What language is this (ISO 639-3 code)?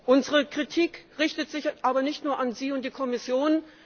deu